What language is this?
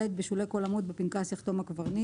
Hebrew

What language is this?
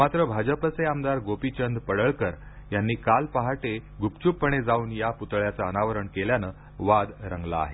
Marathi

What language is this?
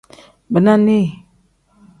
Tem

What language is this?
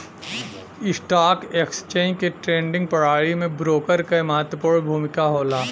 Bhojpuri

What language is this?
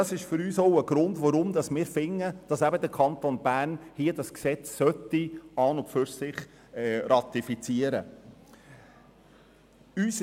Swiss German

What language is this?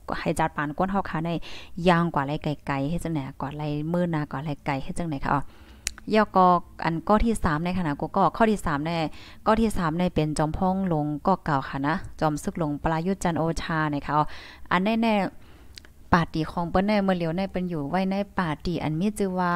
Thai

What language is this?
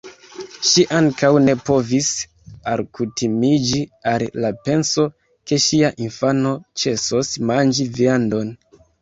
Esperanto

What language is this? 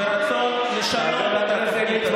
Hebrew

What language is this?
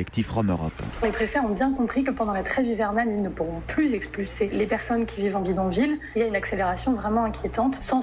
French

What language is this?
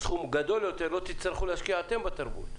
Hebrew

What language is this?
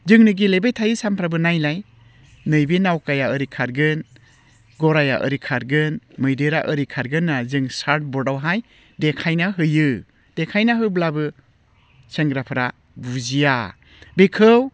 Bodo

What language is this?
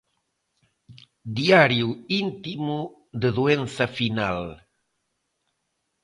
Galician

